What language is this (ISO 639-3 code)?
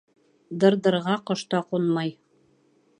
bak